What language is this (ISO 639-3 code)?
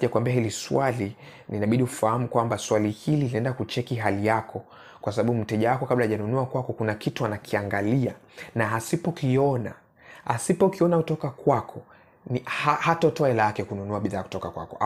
swa